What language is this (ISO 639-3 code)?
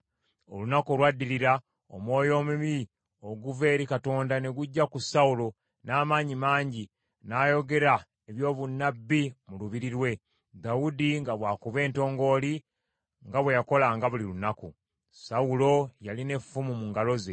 lug